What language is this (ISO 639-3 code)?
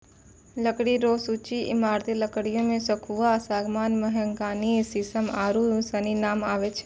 mai